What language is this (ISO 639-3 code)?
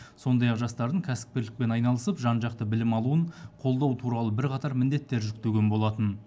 kaz